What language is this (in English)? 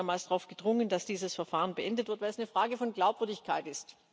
German